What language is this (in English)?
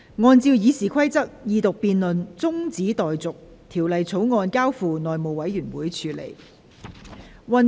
Cantonese